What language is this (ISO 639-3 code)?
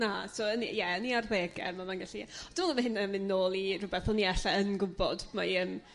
cym